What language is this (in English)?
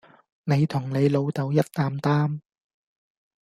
Cantonese